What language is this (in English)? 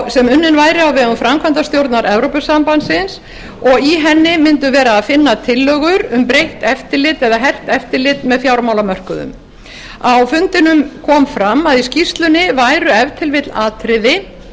Icelandic